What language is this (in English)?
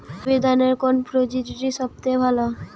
Bangla